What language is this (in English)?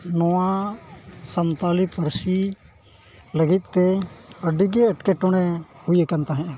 Santali